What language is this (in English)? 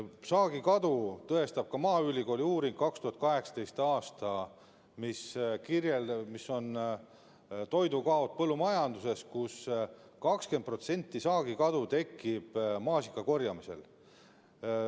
Estonian